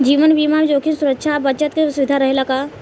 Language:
Bhojpuri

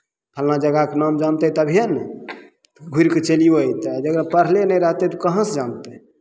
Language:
Maithili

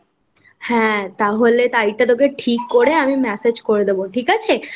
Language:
Bangla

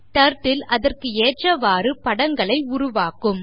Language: Tamil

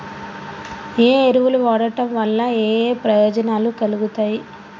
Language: Telugu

